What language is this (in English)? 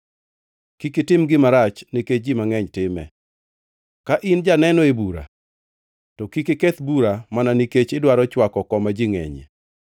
Luo (Kenya and Tanzania)